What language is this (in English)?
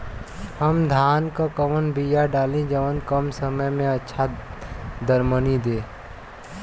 Bhojpuri